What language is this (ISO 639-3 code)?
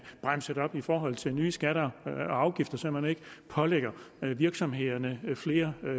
dan